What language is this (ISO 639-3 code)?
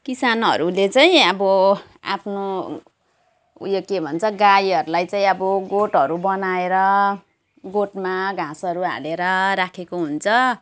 nep